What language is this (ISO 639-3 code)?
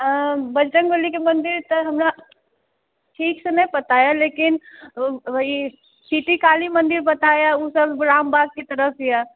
mai